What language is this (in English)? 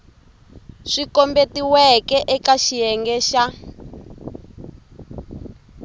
Tsonga